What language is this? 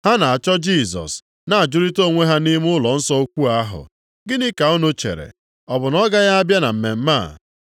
Igbo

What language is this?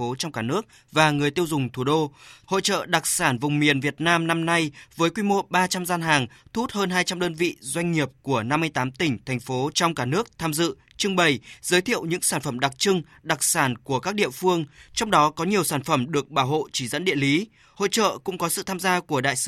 Vietnamese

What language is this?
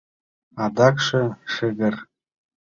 Mari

